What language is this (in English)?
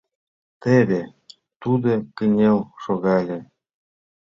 Mari